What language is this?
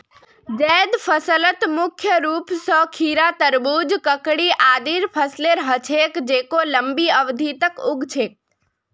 Magahi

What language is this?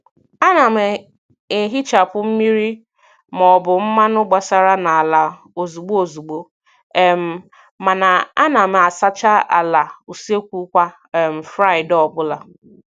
Igbo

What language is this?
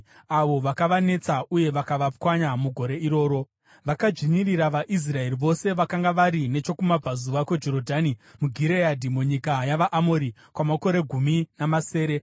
Shona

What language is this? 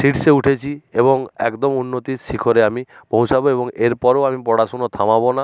Bangla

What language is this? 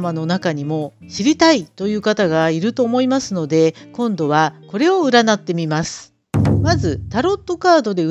Japanese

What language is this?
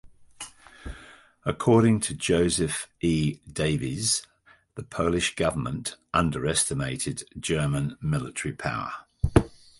English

